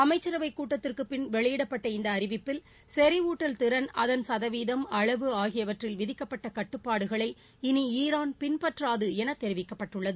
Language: Tamil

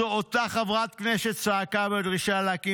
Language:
Hebrew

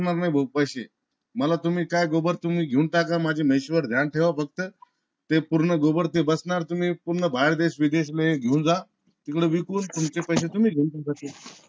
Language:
Marathi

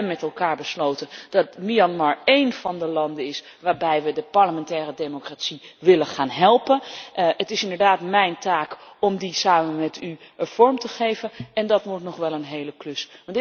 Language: Dutch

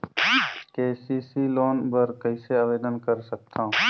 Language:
Chhattisgarhi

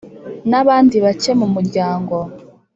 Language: Kinyarwanda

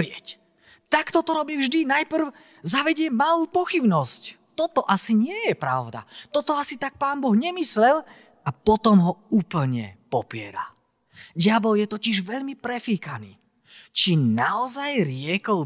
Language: Slovak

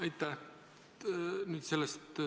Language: Estonian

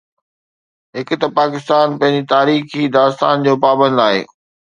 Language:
Sindhi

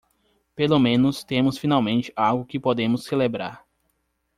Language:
Portuguese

